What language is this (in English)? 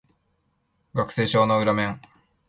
Japanese